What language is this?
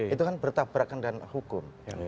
Indonesian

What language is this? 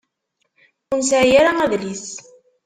Kabyle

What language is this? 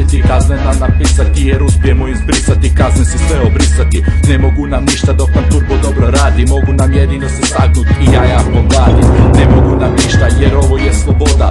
Slovak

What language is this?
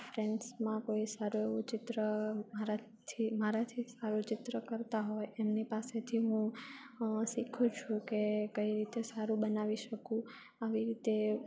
Gujarati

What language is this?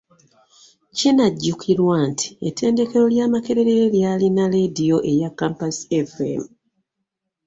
Ganda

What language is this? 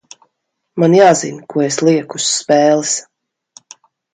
Latvian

